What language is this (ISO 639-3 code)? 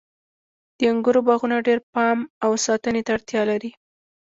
pus